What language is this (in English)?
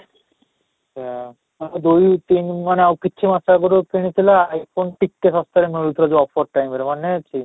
Odia